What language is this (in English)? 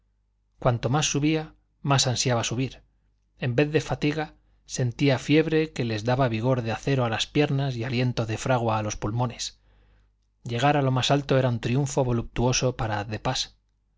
Spanish